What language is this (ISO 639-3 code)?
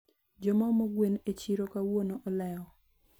luo